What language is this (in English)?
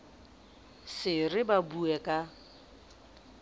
Southern Sotho